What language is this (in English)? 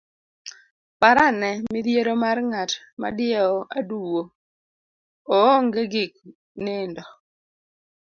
Luo (Kenya and Tanzania)